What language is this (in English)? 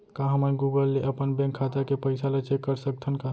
Chhattisgarhi